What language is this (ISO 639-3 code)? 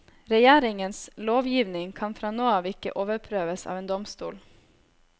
nor